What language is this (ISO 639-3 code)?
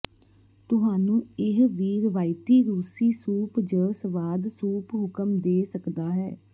pan